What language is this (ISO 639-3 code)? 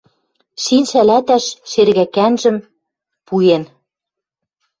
mrj